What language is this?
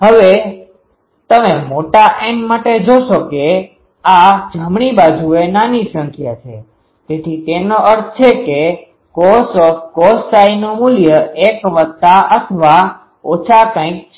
Gujarati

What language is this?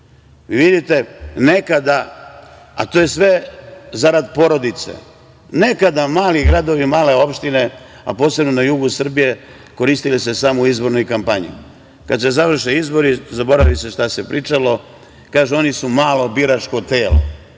Serbian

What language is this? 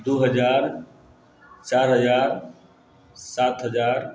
Maithili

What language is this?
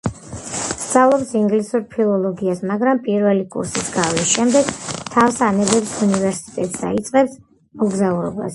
Georgian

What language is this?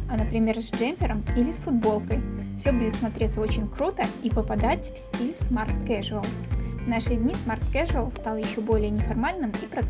Russian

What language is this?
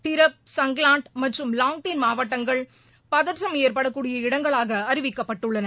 Tamil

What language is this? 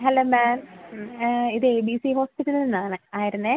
Malayalam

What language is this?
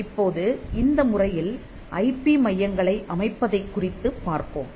Tamil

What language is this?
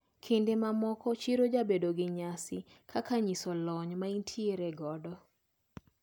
Luo (Kenya and Tanzania)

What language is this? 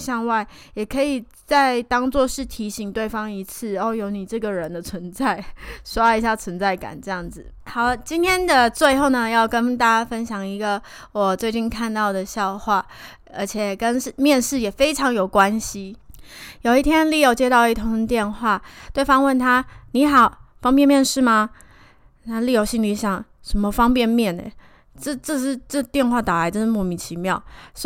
Chinese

